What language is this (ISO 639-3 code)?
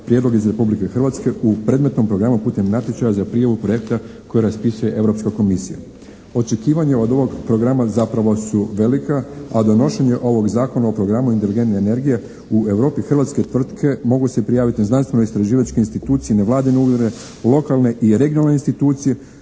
hrv